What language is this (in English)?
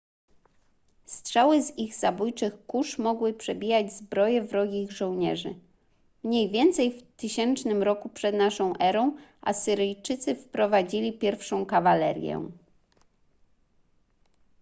Polish